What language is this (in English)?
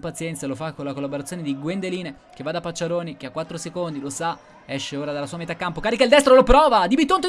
Italian